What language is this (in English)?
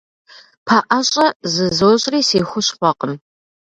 Kabardian